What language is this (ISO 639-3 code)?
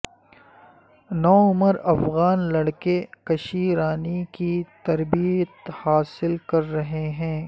urd